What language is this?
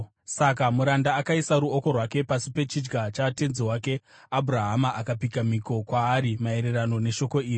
Shona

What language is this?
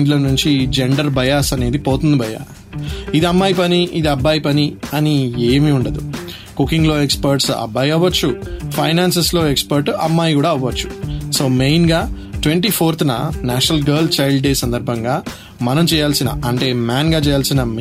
Telugu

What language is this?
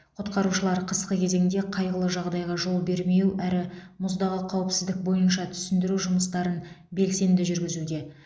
Kazakh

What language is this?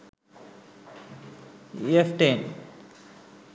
Sinhala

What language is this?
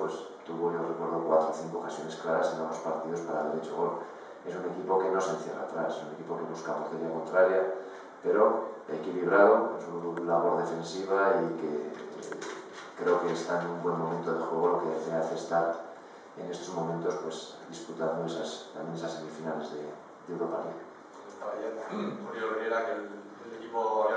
Spanish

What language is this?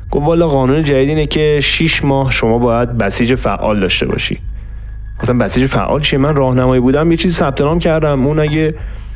Persian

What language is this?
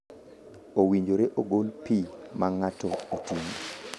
Luo (Kenya and Tanzania)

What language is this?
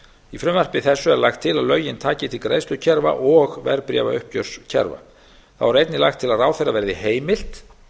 Icelandic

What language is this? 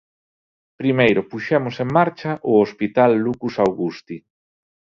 Galician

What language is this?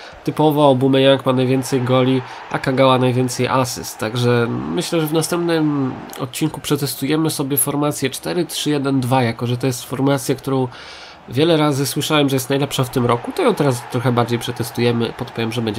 Polish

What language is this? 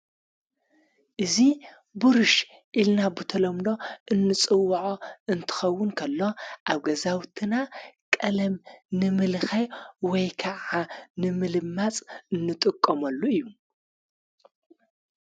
Tigrinya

